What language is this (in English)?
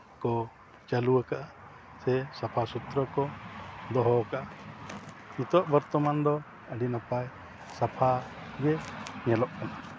Santali